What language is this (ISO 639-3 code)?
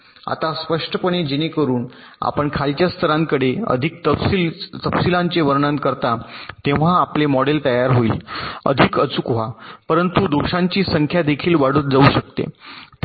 mar